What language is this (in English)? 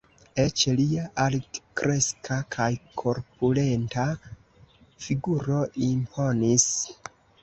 Esperanto